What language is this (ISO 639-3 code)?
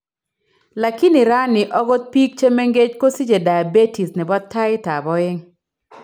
kln